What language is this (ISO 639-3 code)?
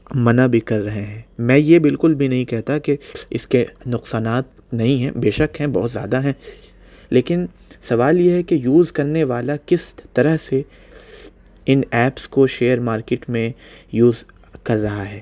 urd